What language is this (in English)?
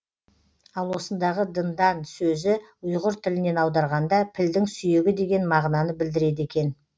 Kazakh